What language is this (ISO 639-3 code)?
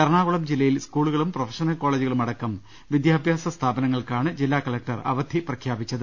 mal